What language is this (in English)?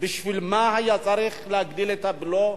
Hebrew